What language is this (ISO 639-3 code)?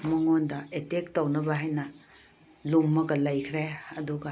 mni